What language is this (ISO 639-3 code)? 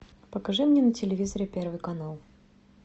rus